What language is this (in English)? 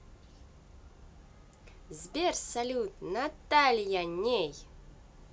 Russian